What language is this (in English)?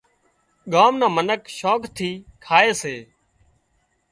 Wadiyara Koli